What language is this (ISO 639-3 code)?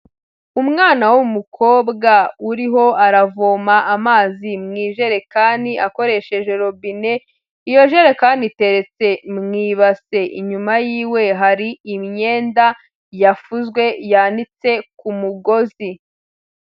kin